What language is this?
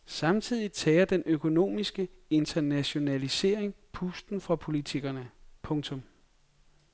Danish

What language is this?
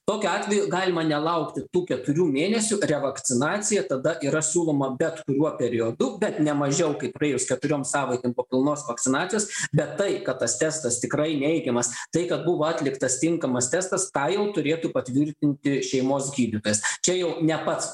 Lithuanian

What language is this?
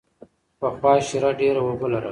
Pashto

